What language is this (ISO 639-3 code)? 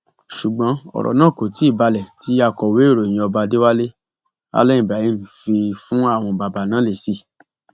yor